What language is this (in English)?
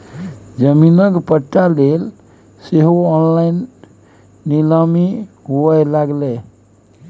Maithili